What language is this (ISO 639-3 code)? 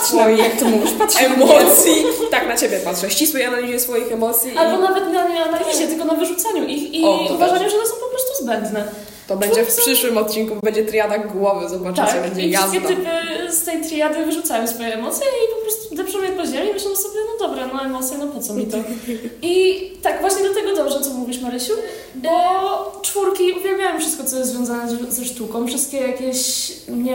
pol